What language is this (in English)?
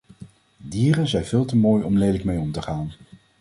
Dutch